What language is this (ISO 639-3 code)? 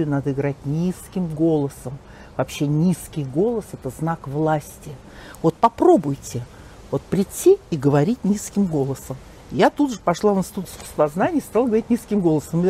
rus